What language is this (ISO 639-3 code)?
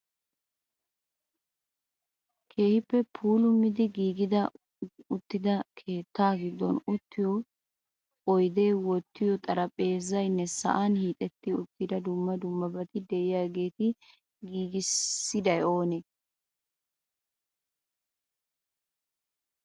wal